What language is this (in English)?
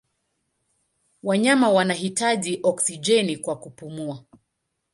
Swahili